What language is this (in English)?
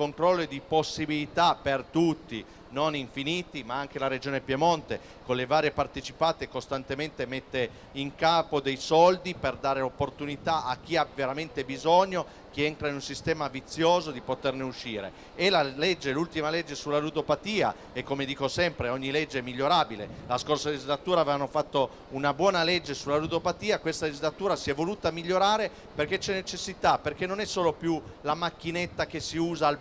Italian